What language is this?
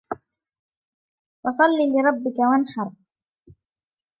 Arabic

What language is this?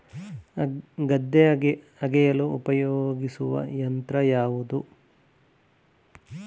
Kannada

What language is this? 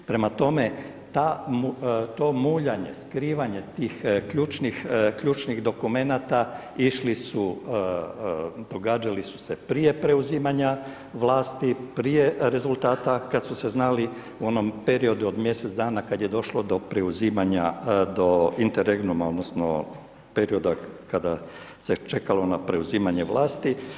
Croatian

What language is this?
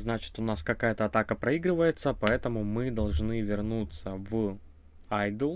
Russian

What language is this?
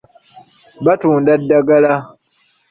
Ganda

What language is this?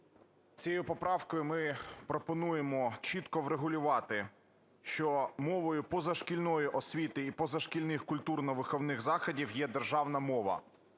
Ukrainian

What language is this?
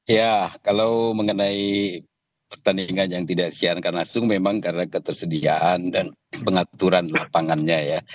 Indonesian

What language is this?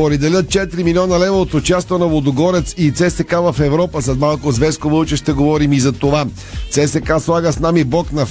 Bulgarian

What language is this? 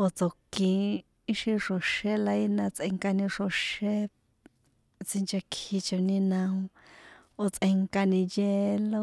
San Juan Atzingo Popoloca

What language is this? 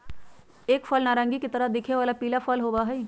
Magahi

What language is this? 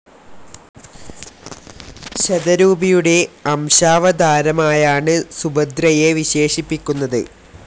Malayalam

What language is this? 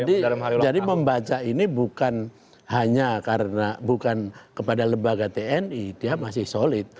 Indonesian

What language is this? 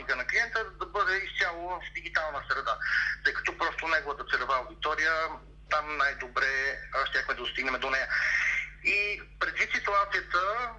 Bulgarian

